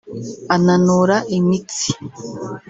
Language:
Kinyarwanda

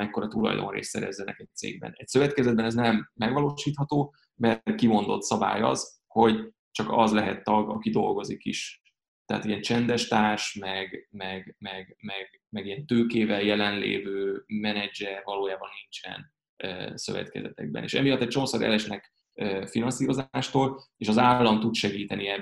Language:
Hungarian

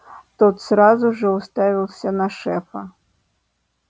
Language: Russian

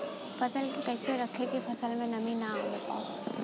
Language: Bhojpuri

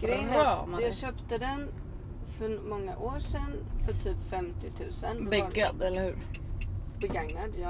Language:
Swedish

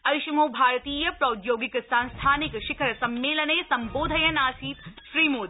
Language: Sanskrit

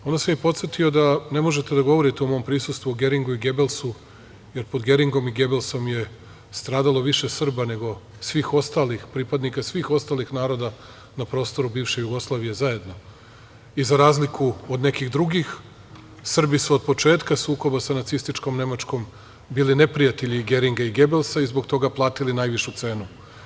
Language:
Serbian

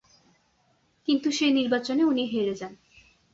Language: Bangla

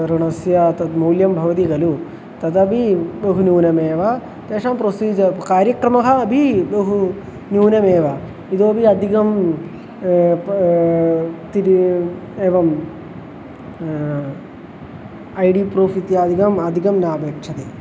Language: Sanskrit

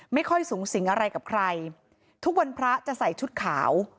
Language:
Thai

